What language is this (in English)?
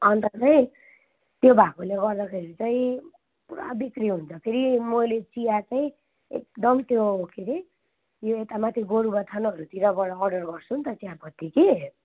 Nepali